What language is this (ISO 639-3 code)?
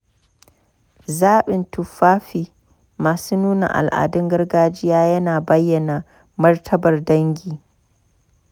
hau